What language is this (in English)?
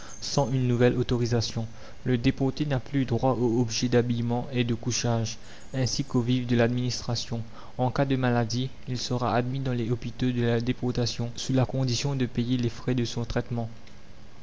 French